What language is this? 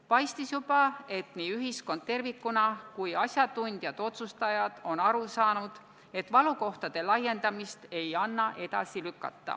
Estonian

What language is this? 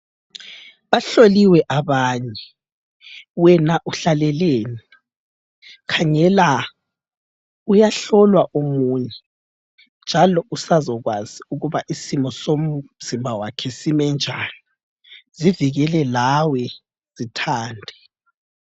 North Ndebele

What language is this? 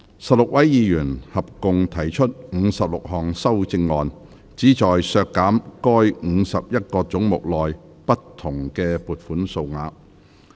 Cantonese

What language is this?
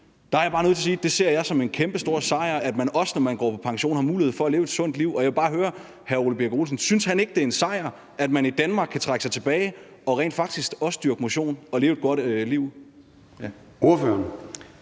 Danish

